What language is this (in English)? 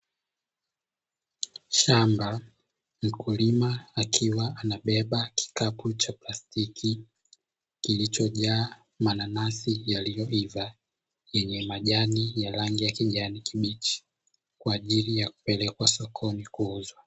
Swahili